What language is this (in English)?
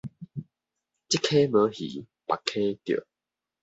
Min Nan Chinese